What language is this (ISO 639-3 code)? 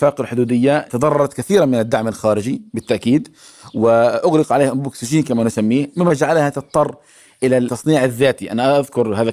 ara